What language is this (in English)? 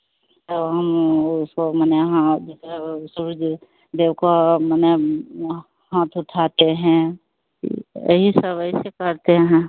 Hindi